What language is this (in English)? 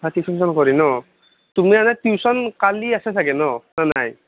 Assamese